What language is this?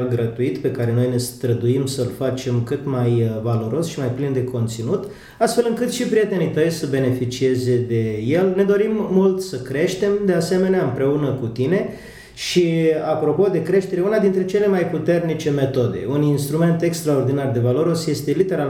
Romanian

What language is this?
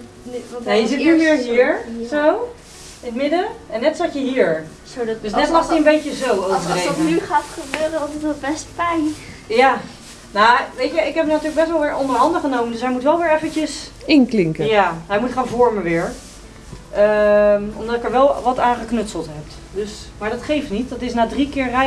Dutch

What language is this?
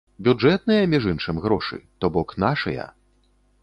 Belarusian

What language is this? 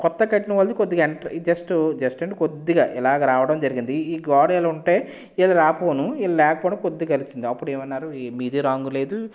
Telugu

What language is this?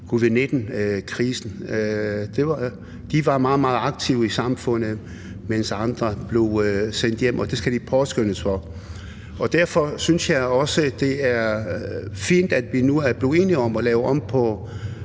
Danish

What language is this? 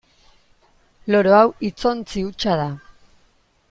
Basque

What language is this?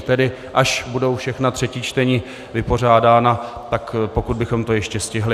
Czech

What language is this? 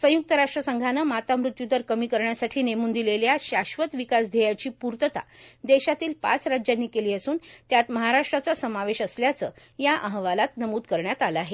Marathi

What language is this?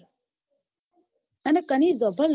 Gujarati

